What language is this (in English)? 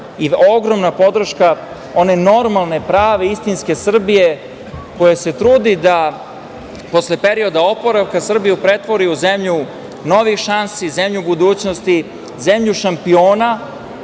Serbian